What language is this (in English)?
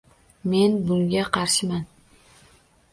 Uzbek